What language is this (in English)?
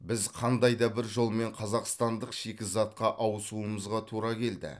Kazakh